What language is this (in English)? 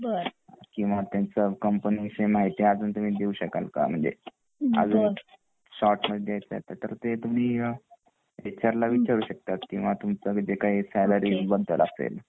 Marathi